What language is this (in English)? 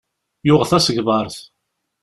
Kabyle